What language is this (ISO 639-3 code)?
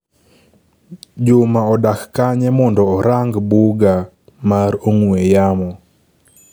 luo